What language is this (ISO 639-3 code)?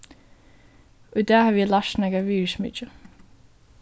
fao